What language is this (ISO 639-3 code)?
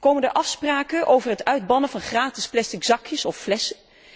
nld